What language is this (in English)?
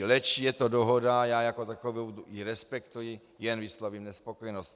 Czech